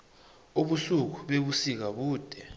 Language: South Ndebele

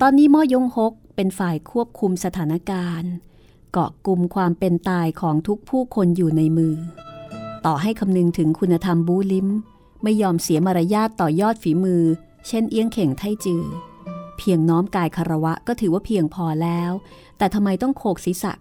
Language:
Thai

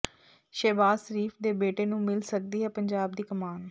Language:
Punjabi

